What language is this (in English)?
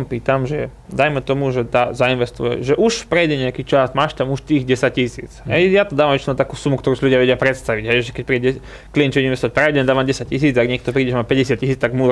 Slovak